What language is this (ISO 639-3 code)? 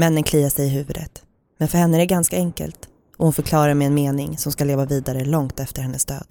swe